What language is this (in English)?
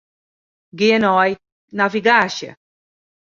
Western Frisian